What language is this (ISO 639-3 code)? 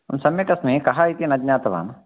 san